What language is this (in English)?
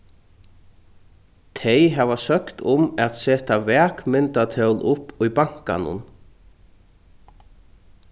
Faroese